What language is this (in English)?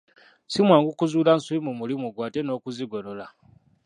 Ganda